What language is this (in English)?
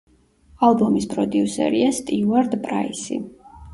Georgian